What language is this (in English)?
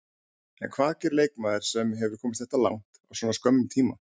Icelandic